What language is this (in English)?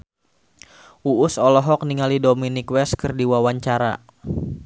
Sundanese